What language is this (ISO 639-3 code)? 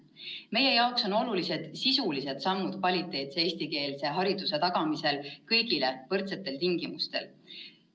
est